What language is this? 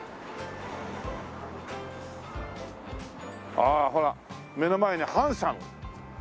Japanese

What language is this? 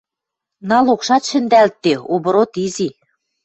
Western Mari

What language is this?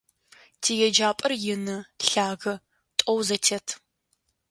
Adyghe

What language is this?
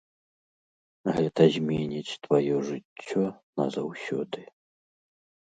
Belarusian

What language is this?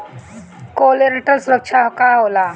Bhojpuri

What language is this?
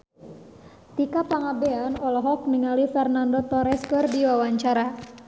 Sundanese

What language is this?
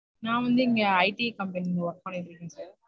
Tamil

